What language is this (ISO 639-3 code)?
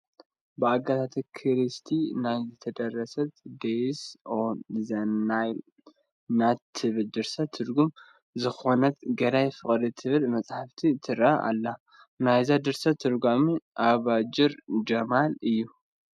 tir